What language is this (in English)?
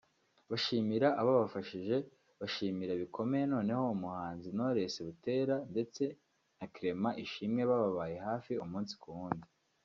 Kinyarwanda